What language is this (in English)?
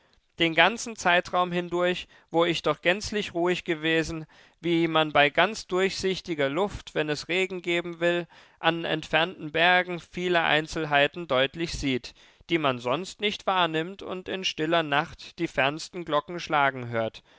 German